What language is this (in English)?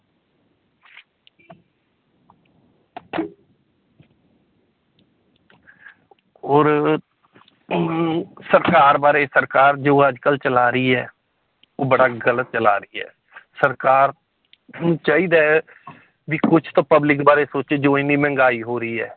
Punjabi